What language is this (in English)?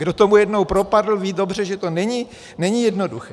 Czech